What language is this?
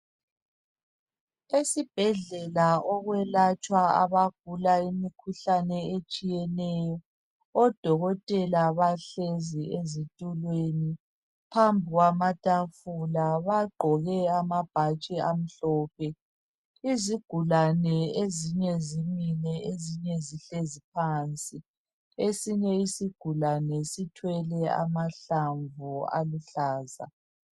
North Ndebele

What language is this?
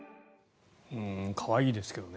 Japanese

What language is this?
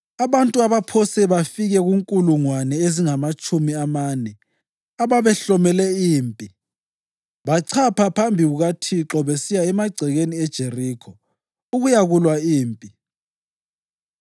North Ndebele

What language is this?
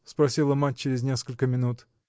Russian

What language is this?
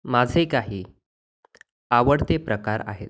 Marathi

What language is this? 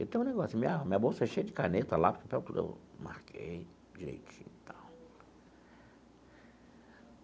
Portuguese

